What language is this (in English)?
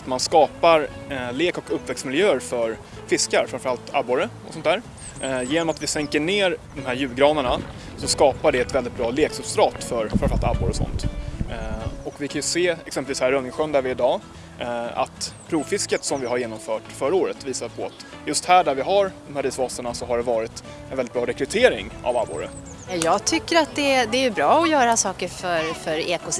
Swedish